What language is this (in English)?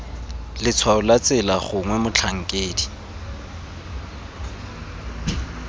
Tswana